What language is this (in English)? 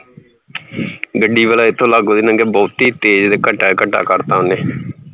Punjabi